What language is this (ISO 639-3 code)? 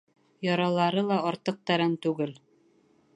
bak